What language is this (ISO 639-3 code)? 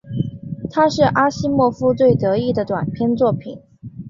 zho